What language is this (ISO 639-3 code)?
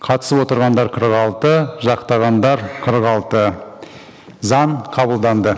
kaz